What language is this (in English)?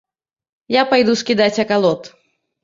Belarusian